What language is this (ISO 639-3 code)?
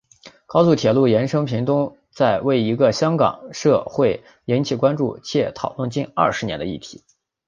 zho